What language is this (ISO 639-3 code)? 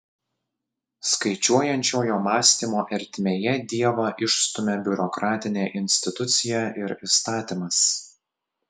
lit